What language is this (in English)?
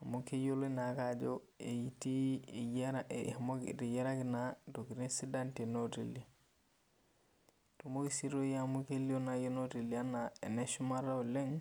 Masai